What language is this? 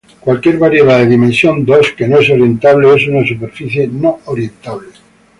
Spanish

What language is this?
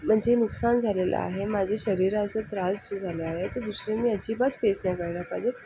Marathi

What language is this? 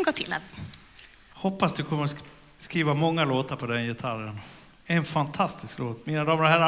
Swedish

